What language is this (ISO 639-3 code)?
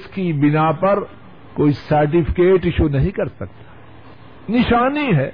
urd